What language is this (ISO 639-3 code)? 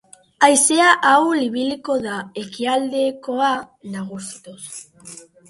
eus